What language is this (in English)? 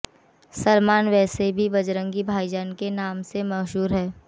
Hindi